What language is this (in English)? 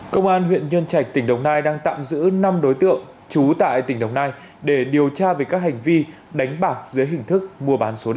Vietnamese